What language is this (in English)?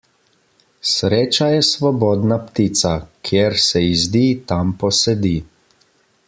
Slovenian